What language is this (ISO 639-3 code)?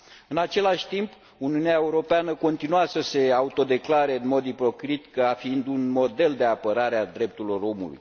ron